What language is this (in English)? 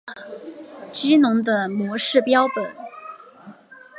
Chinese